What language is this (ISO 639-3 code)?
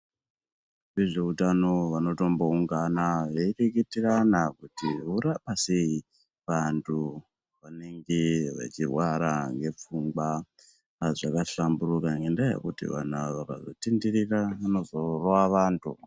ndc